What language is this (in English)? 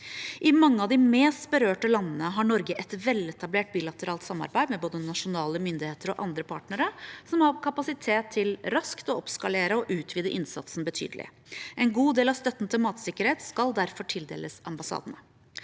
Norwegian